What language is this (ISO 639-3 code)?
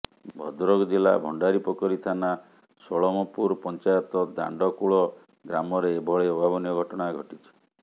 ori